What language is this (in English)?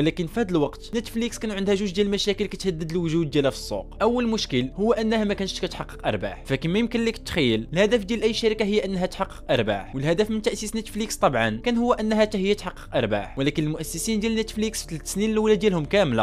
Arabic